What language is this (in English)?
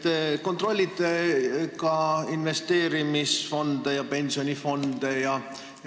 Estonian